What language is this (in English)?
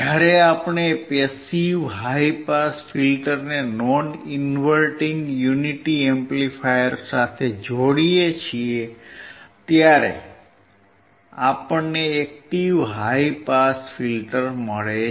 Gujarati